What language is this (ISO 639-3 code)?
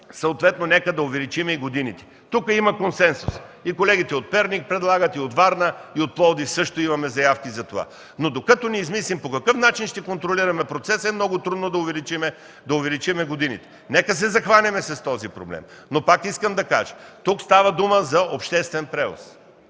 bul